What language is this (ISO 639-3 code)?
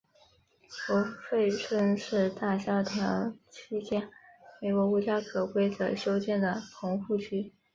zho